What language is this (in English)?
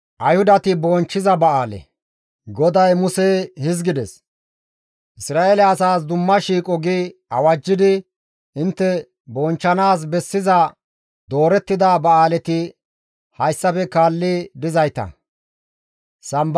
Gamo